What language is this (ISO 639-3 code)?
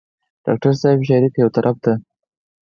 pus